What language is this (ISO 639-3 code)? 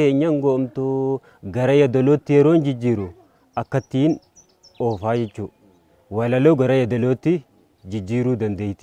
ind